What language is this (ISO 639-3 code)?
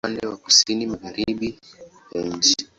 swa